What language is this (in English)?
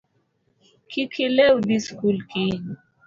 Luo (Kenya and Tanzania)